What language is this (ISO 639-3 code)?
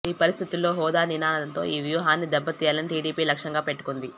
tel